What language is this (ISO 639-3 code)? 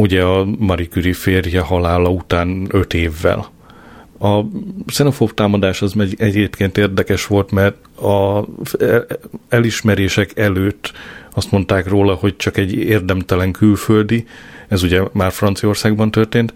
hun